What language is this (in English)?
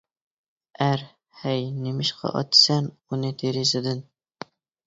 Uyghur